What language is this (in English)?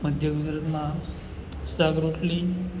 Gujarati